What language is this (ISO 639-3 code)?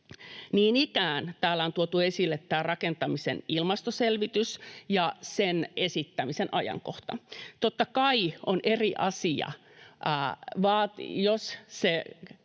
fin